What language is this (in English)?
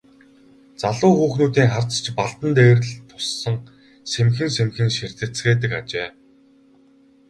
Mongolian